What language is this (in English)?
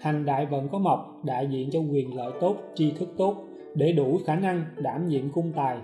Vietnamese